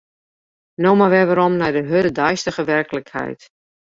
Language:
Western Frisian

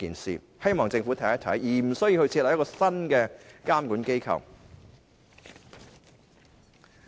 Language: Cantonese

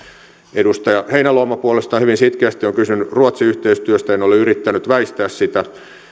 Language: Finnish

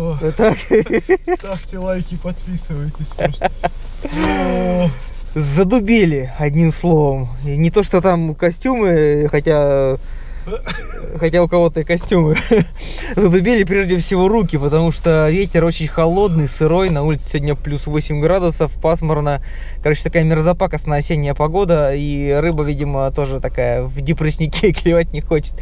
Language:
Russian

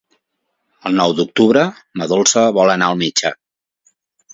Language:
Catalan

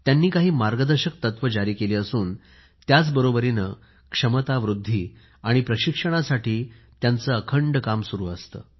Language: Marathi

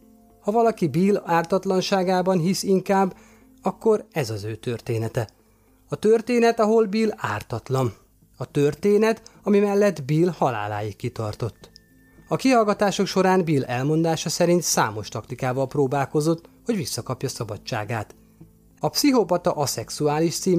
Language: Hungarian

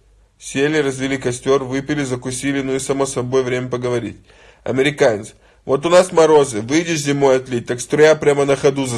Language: Russian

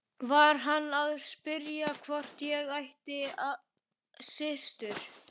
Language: Icelandic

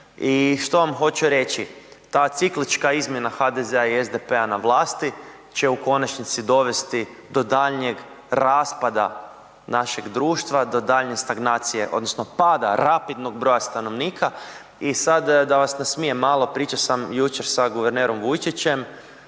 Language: Croatian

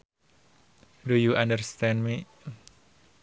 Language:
Sundanese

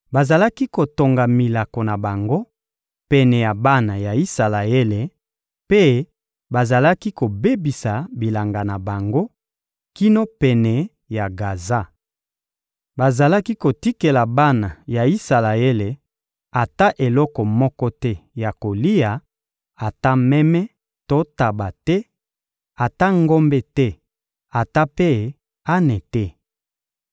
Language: Lingala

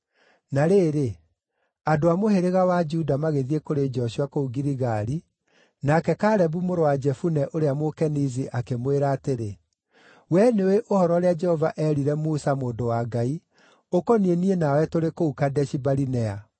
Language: Kikuyu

